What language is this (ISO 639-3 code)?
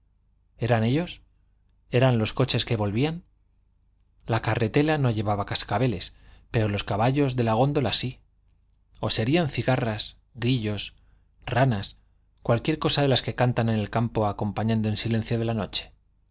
spa